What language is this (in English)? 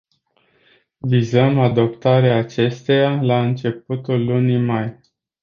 Romanian